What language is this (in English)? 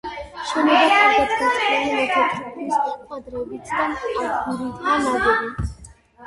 Georgian